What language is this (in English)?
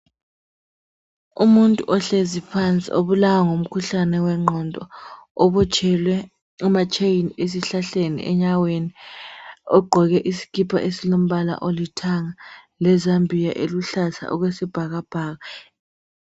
North Ndebele